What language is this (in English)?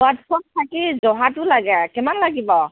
Assamese